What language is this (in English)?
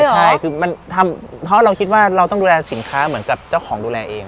Thai